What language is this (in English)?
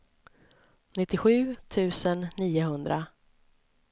Swedish